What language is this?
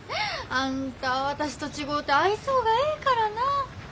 Japanese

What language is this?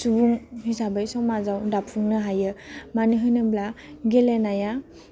Bodo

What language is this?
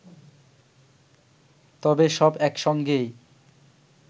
Bangla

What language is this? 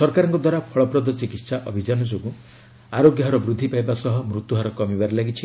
Odia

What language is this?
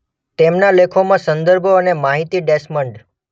Gujarati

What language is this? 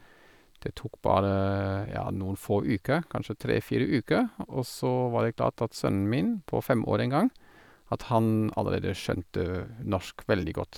Norwegian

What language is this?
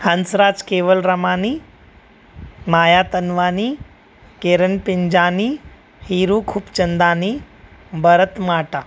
Sindhi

